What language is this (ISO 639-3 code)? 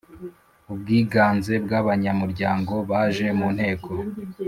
kin